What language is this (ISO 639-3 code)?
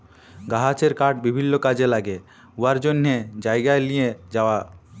ben